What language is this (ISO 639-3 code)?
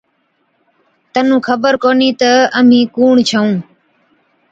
odk